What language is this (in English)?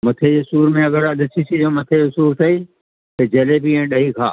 Sindhi